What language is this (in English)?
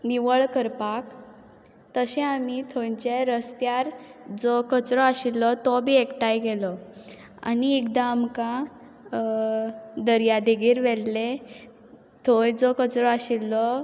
Konkani